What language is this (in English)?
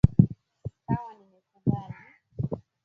Swahili